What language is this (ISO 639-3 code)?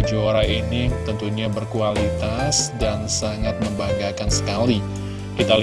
ind